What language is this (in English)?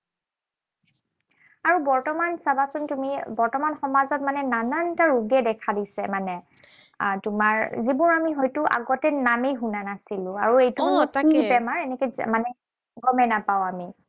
Assamese